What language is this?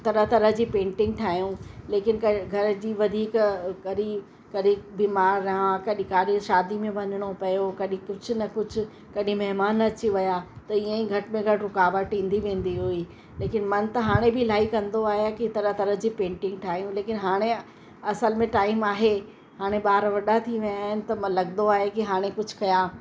Sindhi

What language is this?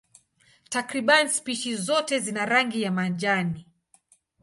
Swahili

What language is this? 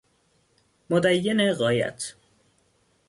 Persian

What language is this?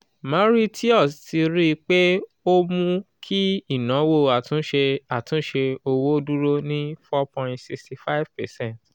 Yoruba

